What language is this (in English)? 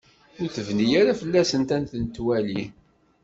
Kabyle